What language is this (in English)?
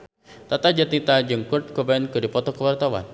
Sundanese